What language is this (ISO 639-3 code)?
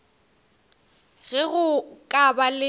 nso